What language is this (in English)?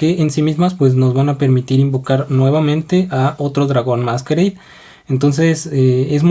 Spanish